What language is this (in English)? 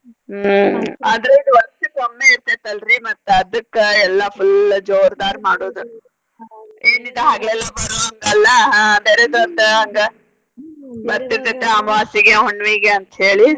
Kannada